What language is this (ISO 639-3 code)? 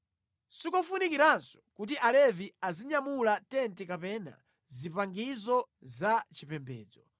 nya